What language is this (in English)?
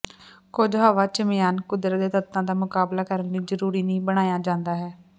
Punjabi